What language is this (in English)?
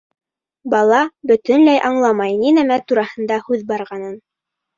Bashkir